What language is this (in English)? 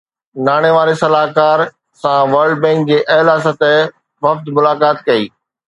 Sindhi